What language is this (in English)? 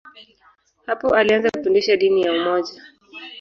Swahili